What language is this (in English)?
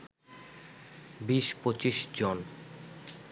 Bangla